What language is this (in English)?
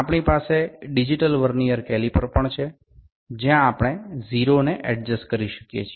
Bangla